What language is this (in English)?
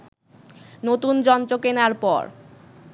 Bangla